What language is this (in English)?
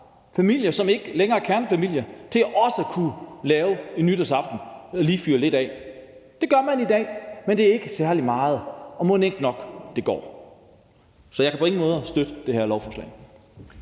Danish